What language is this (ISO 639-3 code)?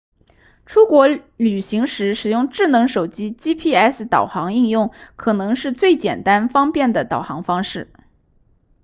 zho